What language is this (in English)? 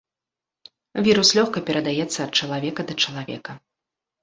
Belarusian